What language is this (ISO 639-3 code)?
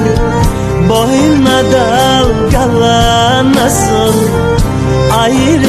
tur